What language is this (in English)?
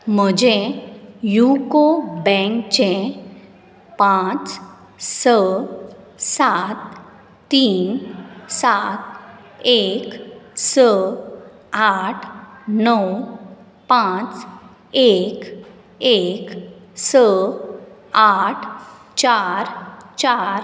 Konkani